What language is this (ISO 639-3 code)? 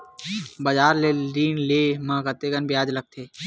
hne